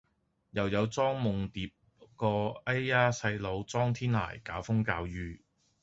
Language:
Cantonese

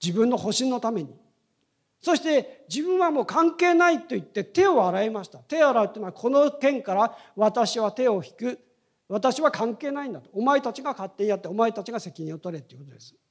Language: Japanese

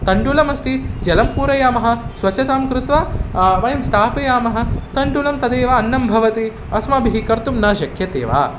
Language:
Sanskrit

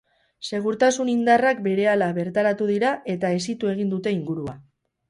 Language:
Basque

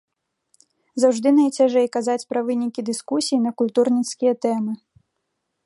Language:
Belarusian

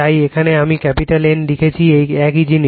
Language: Bangla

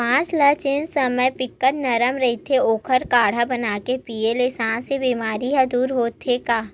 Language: Chhattisgarhi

